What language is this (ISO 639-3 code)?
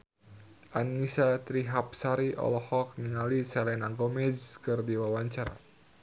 sun